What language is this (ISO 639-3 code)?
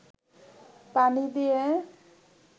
ben